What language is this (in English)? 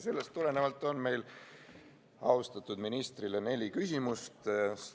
Estonian